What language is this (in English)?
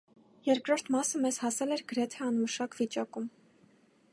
Armenian